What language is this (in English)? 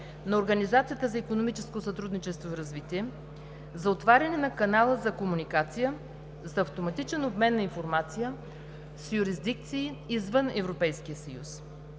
Bulgarian